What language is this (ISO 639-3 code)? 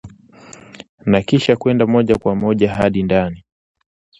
swa